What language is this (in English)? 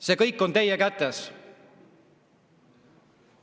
Estonian